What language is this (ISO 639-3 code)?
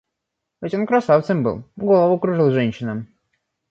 rus